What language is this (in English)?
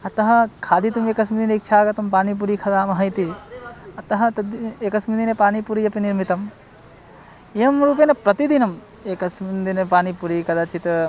Sanskrit